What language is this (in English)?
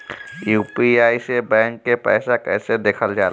Bhojpuri